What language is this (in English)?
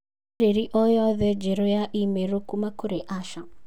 Kikuyu